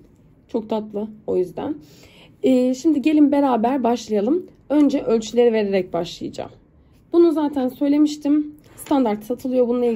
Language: Turkish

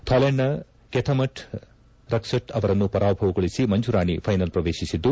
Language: Kannada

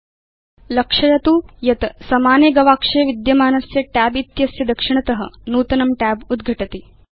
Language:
Sanskrit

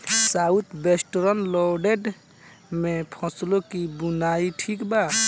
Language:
Bhojpuri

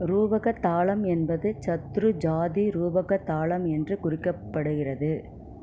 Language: Tamil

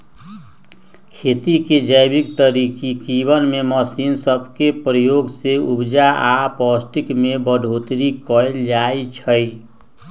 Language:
Magahi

